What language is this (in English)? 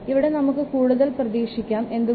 Malayalam